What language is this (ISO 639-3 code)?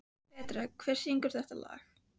isl